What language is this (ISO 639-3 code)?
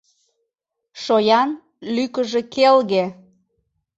chm